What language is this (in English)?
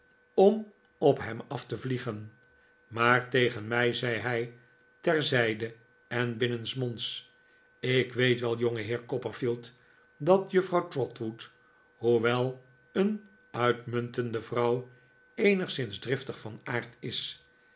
Dutch